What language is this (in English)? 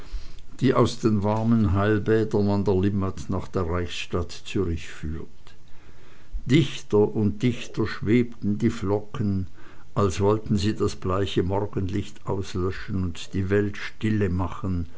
German